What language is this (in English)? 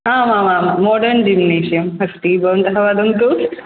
Sanskrit